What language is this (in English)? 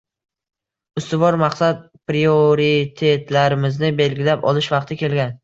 Uzbek